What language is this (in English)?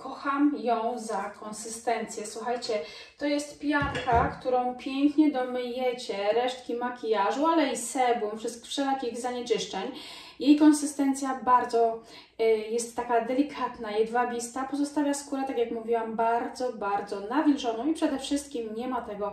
Polish